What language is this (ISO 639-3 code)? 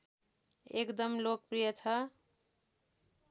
nep